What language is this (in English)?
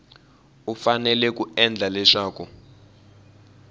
Tsonga